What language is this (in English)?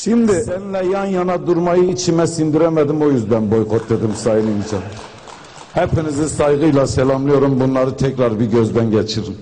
Turkish